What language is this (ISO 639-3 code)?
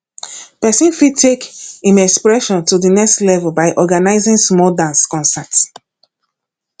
pcm